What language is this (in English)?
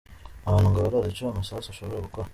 Kinyarwanda